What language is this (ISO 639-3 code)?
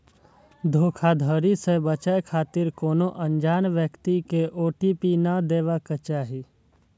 mai